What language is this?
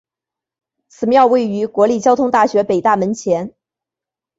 Chinese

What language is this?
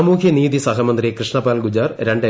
Malayalam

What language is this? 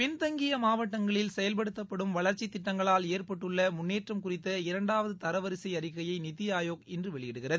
Tamil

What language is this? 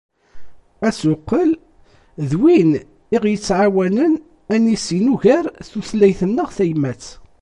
Kabyle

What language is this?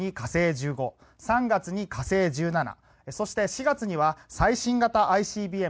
Japanese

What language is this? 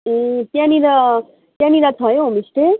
Nepali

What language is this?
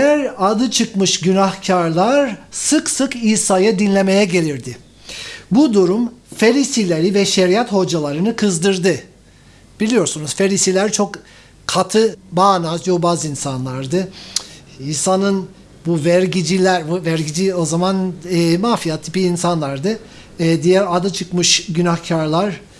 Turkish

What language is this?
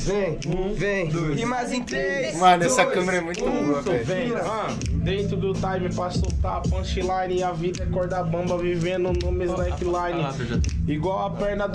Portuguese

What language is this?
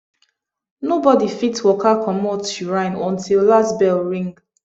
Nigerian Pidgin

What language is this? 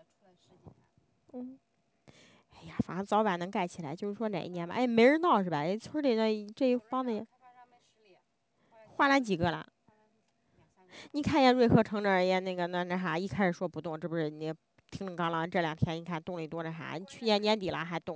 Chinese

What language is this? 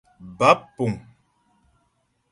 Ghomala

